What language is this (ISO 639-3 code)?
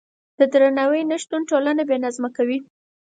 pus